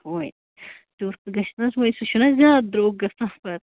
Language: Kashmiri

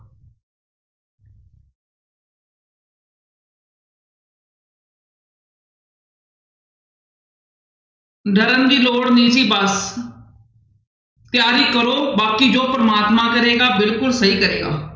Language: Punjabi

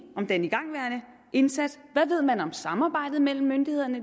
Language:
Danish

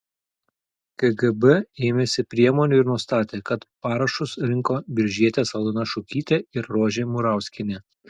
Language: Lithuanian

